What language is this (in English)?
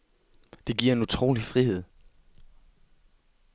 Danish